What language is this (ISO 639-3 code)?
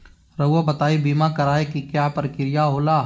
mag